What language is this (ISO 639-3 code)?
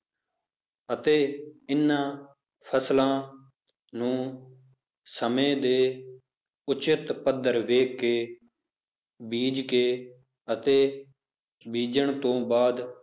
pan